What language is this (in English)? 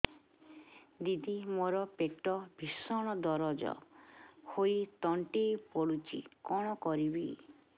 Odia